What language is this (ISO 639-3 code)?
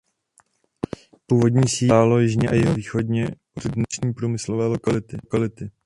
ces